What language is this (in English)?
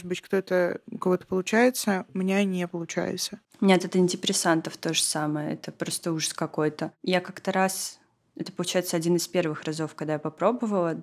Russian